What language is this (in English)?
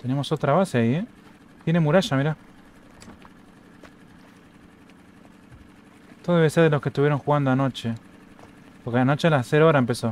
Spanish